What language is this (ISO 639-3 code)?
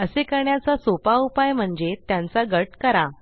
mar